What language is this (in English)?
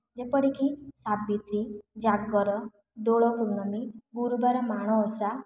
Odia